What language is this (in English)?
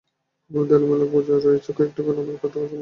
Bangla